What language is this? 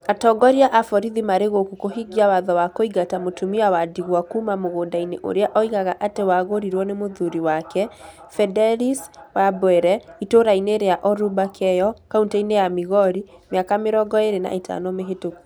Kikuyu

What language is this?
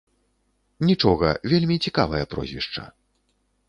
Belarusian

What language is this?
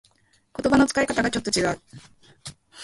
Japanese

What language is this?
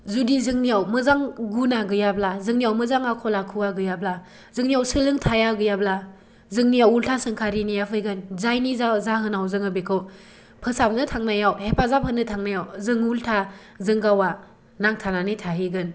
Bodo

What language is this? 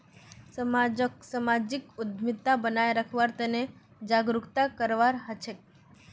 Magahi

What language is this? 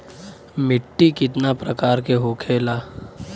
Bhojpuri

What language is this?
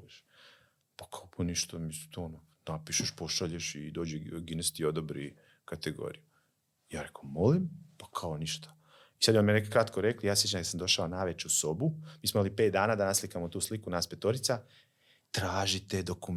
Croatian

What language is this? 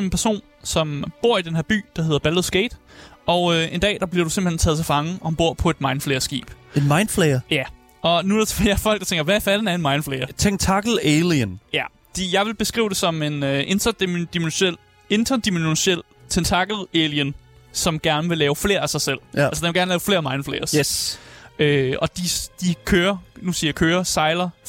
Danish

